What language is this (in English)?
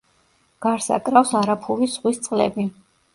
Georgian